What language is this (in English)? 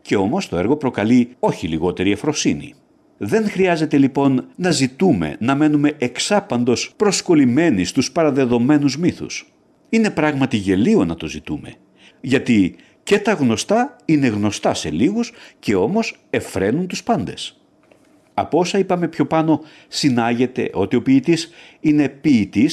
Greek